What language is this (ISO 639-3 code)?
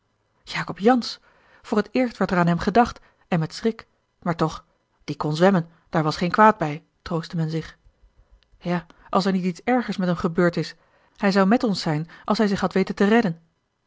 nld